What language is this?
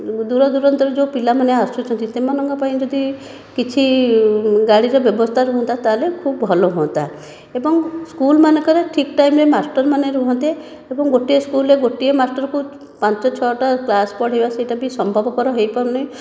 Odia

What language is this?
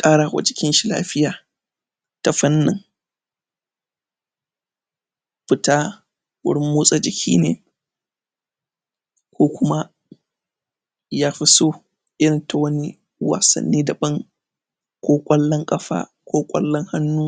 Hausa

